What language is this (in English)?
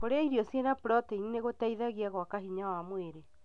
Kikuyu